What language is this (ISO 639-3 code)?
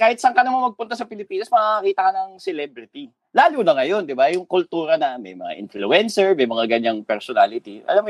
fil